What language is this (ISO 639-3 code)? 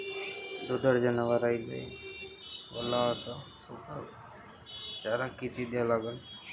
mar